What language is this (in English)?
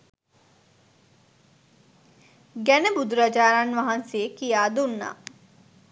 Sinhala